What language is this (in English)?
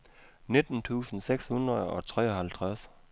Danish